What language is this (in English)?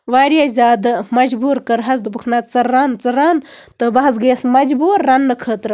Kashmiri